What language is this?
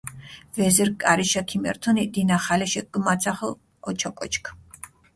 Mingrelian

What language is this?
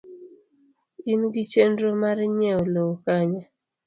Luo (Kenya and Tanzania)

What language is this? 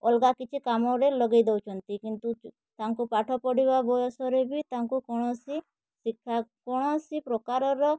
Odia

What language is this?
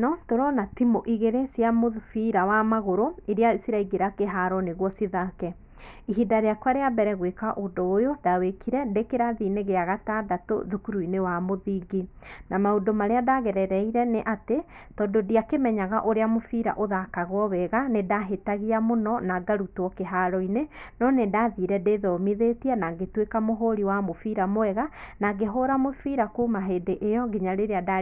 Kikuyu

